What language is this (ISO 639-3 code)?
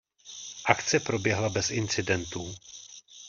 ces